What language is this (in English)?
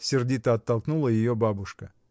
Russian